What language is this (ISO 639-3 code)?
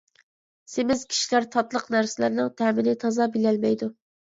uig